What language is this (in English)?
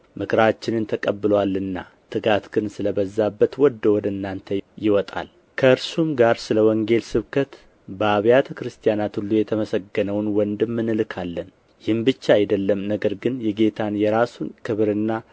Amharic